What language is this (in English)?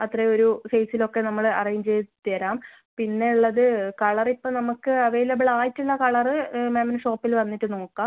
Malayalam